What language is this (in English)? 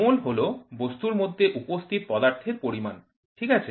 Bangla